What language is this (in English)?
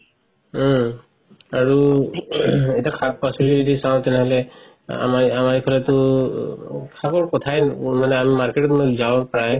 Assamese